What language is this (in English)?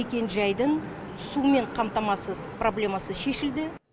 Kazakh